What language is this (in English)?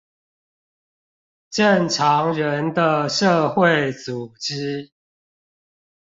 Chinese